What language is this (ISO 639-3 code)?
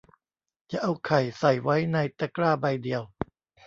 tha